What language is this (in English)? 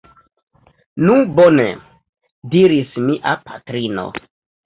Esperanto